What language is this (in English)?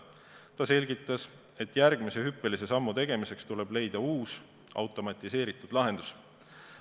Estonian